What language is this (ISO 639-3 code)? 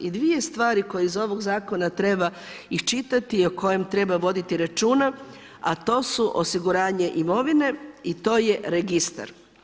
hrv